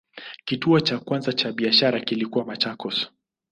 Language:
Swahili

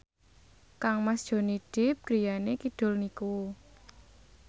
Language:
Javanese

